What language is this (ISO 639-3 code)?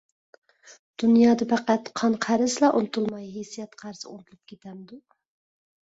uig